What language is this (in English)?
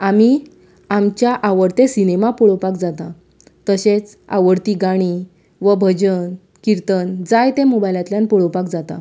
Konkani